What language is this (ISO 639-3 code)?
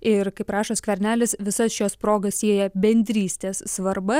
lit